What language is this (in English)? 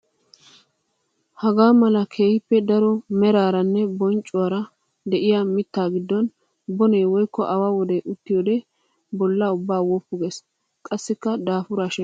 Wolaytta